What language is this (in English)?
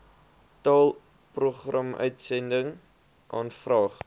Afrikaans